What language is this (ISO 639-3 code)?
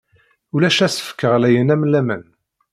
kab